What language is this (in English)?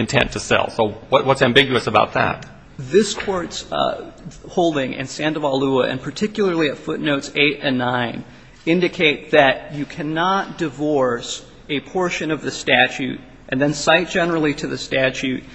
English